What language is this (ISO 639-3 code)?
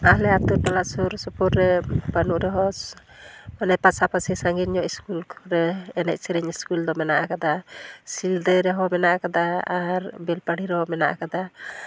sat